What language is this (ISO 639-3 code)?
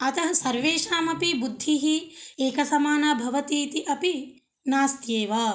san